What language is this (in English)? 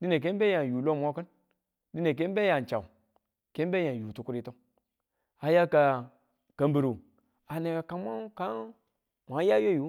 Tula